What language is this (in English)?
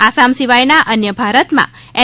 Gujarati